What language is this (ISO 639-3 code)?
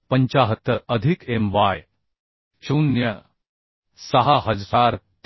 mar